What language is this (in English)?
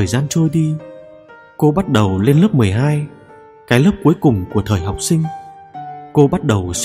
Vietnamese